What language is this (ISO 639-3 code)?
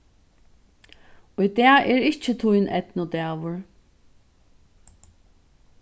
fao